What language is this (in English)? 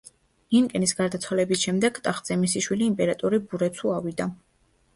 Georgian